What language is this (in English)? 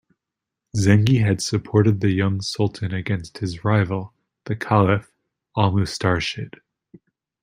English